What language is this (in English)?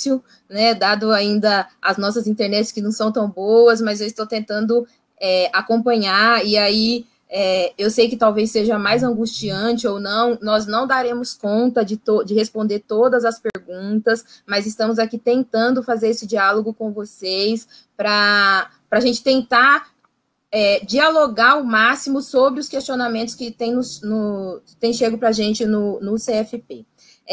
Portuguese